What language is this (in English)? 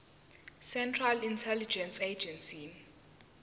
Zulu